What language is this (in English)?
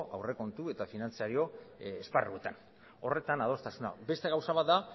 Basque